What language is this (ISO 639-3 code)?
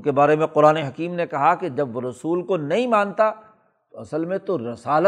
urd